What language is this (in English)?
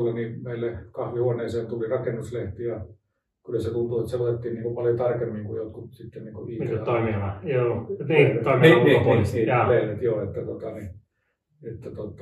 Finnish